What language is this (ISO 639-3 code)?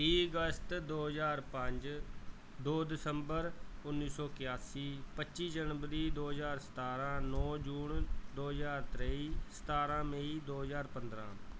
pan